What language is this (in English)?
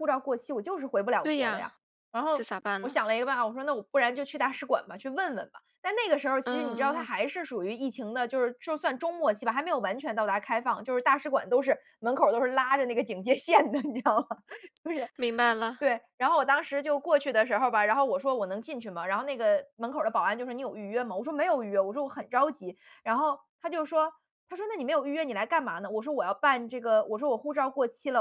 Chinese